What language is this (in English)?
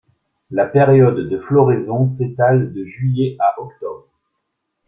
French